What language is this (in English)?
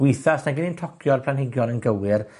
Welsh